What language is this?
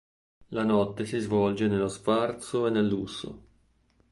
Italian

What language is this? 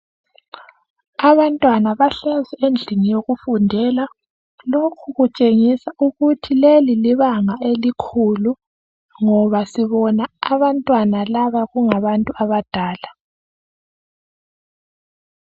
North Ndebele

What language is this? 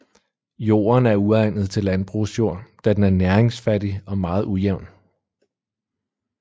Danish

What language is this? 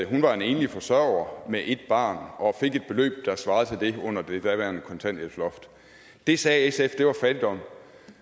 Danish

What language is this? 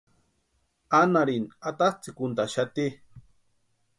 Western Highland Purepecha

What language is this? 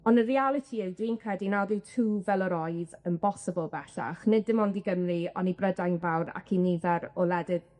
Welsh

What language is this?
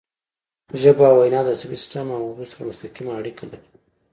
Pashto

